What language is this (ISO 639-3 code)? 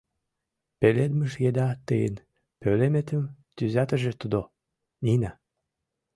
chm